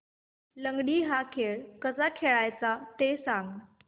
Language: Marathi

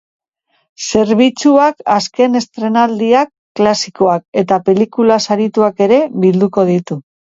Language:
Basque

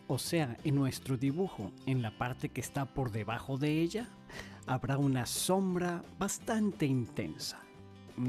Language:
Spanish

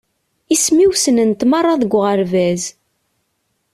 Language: Kabyle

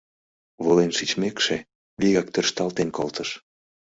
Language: Mari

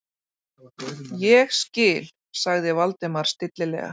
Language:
Icelandic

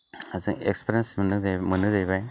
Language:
Bodo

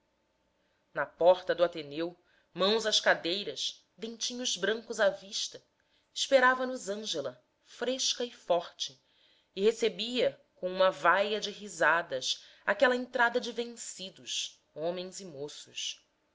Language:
Portuguese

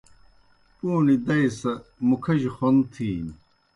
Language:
Kohistani Shina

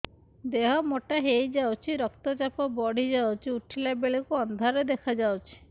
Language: Odia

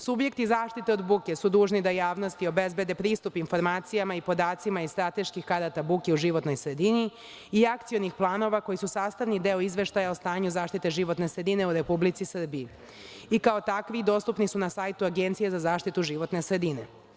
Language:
Serbian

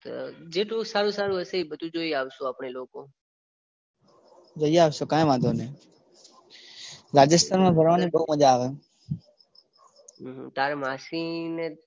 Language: Gujarati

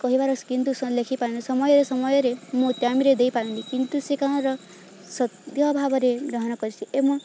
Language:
Odia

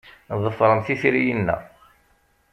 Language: Kabyle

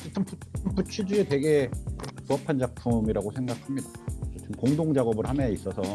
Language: Korean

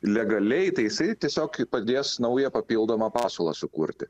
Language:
Lithuanian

